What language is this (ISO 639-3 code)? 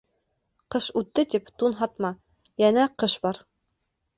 bak